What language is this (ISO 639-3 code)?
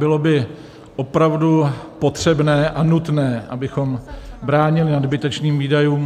ces